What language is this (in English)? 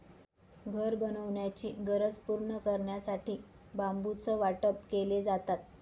Marathi